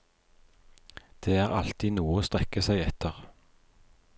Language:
Norwegian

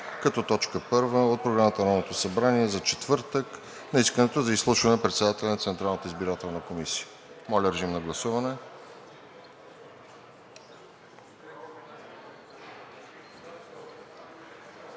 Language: Bulgarian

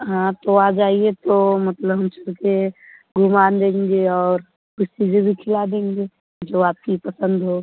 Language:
Hindi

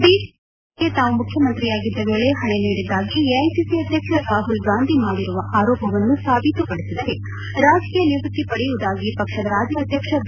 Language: Kannada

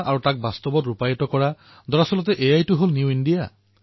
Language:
Assamese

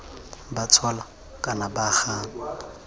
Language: Tswana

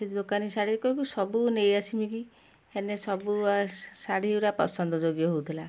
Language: Odia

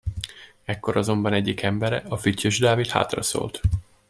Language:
Hungarian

